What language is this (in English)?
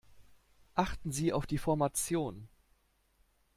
German